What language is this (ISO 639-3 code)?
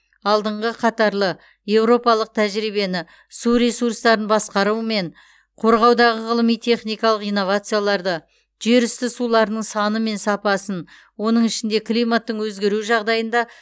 kaz